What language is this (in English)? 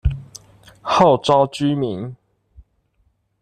Chinese